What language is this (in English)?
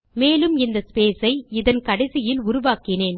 Tamil